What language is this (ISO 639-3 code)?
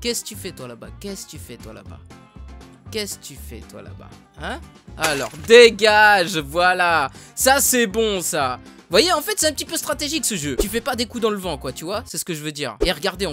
fra